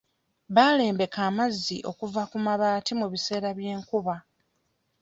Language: Ganda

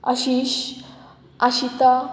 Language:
Konkani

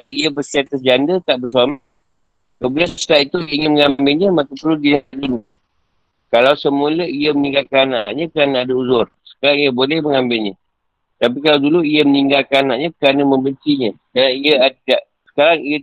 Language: Malay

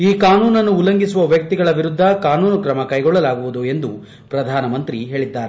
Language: Kannada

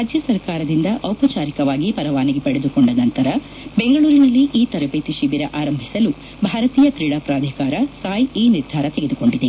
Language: Kannada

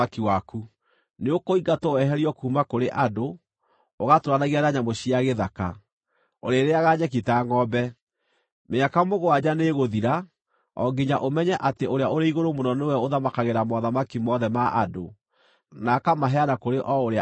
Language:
Kikuyu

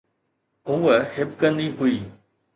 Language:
Sindhi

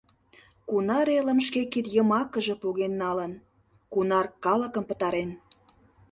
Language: Mari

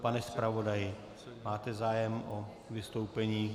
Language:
Czech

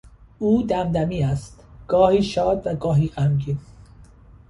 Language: Persian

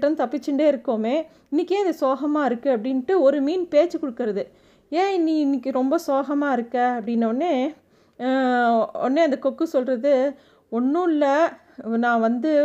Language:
Tamil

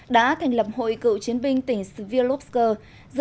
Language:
Vietnamese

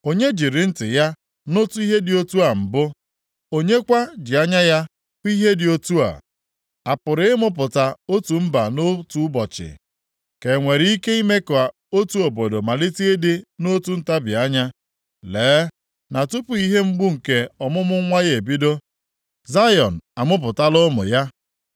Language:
Igbo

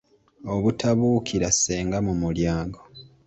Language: Ganda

